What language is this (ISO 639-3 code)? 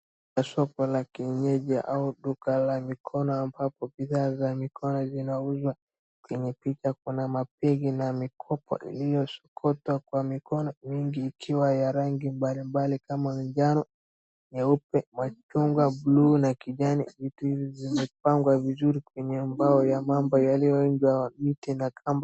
swa